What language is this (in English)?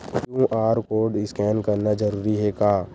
Chhattisgarhi